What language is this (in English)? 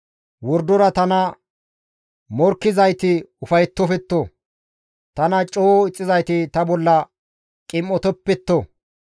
Gamo